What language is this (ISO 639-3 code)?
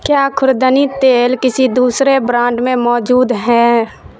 urd